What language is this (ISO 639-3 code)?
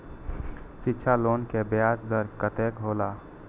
mai